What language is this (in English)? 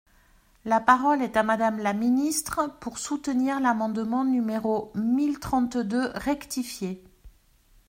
French